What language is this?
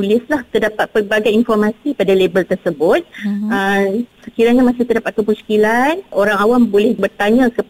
Malay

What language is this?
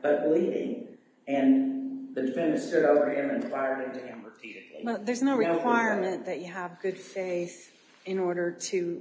English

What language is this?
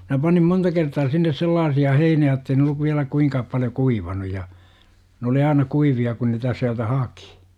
Finnish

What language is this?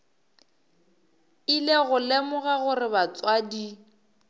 Northern Sotho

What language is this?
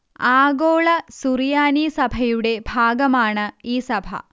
Malayalam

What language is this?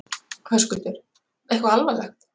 Icelandic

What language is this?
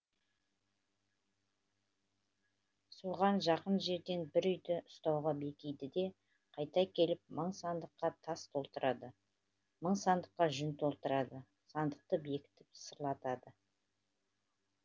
Kazakh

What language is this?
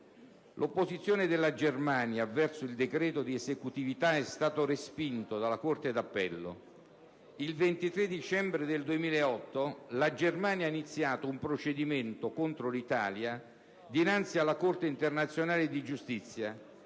Italian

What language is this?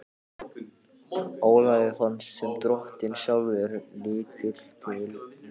Icelandic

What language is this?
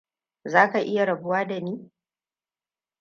Hausa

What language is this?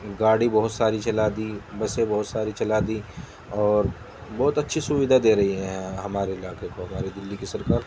Urdu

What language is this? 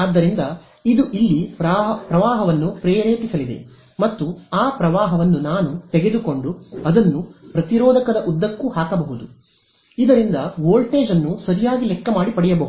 Kannada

